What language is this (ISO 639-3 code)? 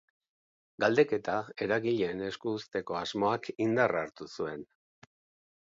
eus